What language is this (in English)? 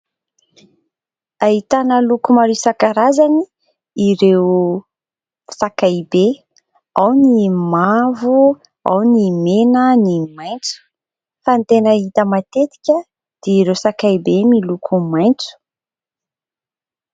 Malagasy